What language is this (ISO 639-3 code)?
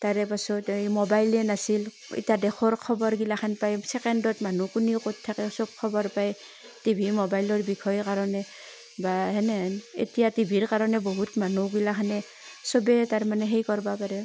asm